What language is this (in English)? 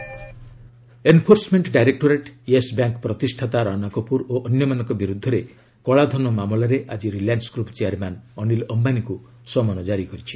Odia